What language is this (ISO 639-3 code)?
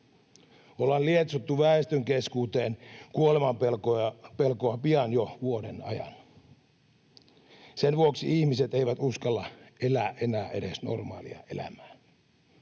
fin